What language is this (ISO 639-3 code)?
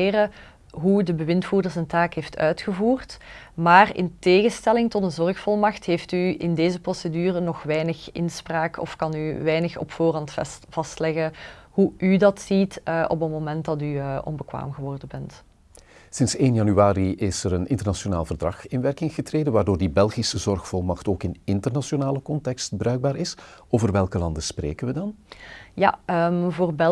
nld